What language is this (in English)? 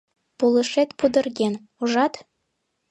Mari